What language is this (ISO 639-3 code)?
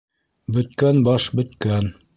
bak